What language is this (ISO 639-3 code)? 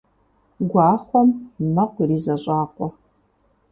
kbd